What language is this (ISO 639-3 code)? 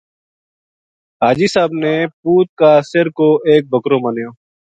gju